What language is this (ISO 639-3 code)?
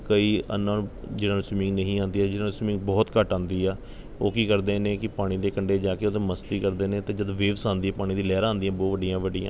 pan